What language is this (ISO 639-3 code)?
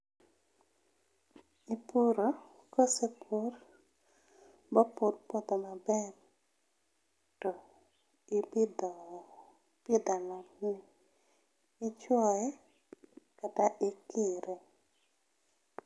luo